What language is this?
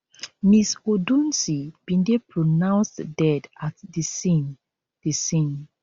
Nigerian Pidgin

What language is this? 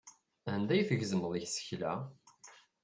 Kabyle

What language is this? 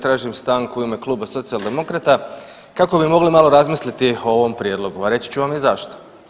Croatian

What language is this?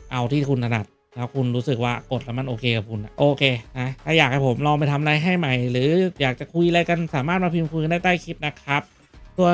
Thai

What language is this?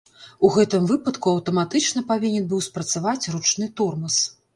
Belarusian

